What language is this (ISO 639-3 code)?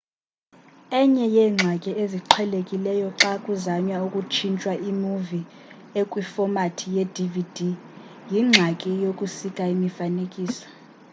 xho